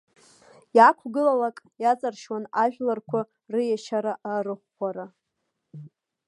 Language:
Abkhazian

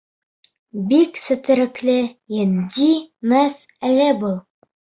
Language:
Bashkir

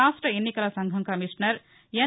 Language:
Telugu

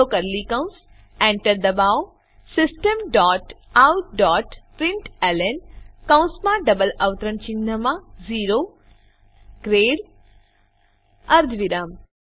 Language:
Gujarati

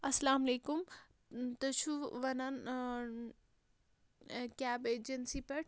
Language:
Kashmiri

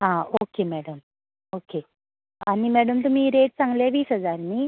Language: Konkani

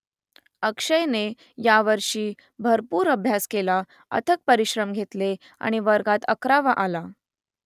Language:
Marathi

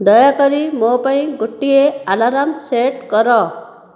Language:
Odia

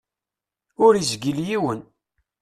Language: Kabyle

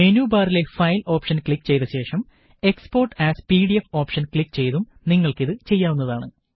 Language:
Malayalam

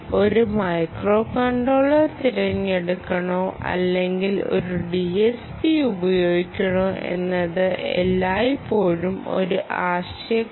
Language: Malayalam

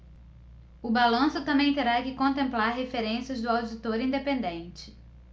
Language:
Portuguese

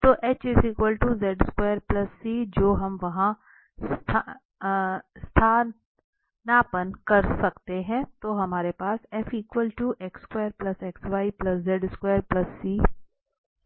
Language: Hindi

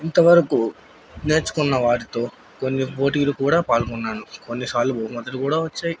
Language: Telugu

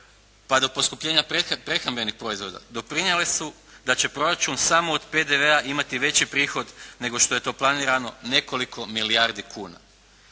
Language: Croatian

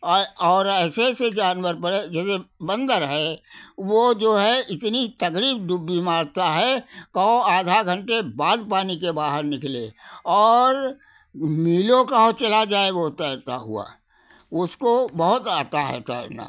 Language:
Hindi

